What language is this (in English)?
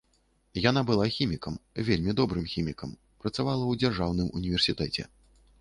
Belarusian